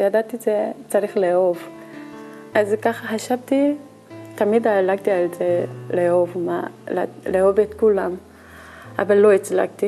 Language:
Hebrew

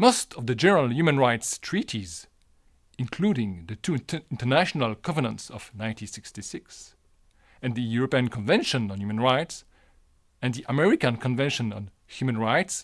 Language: English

